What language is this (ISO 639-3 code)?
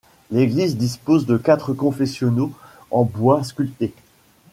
fra